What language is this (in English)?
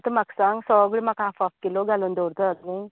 Konkani